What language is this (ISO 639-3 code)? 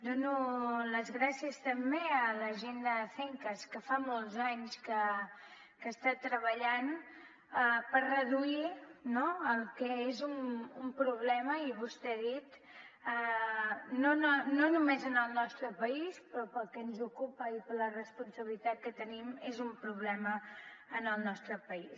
cat